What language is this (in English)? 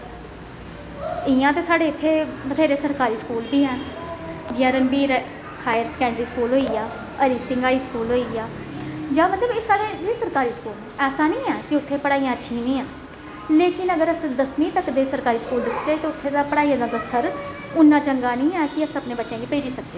Dogri